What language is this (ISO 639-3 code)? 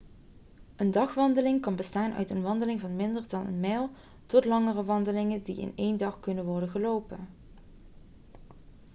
nld